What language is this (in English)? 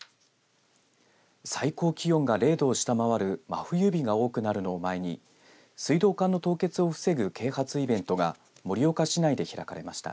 Japanese